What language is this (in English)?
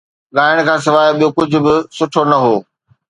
Sindhi